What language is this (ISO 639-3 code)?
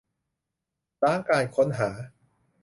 tha